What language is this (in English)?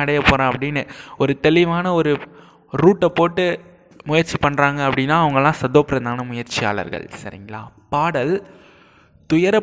Tamil